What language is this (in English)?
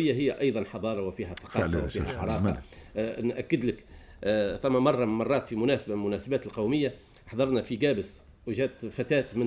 Arabic